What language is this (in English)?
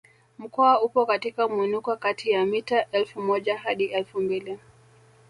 Swahili